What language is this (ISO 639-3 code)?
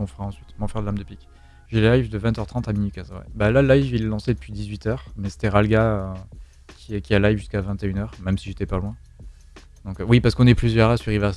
fra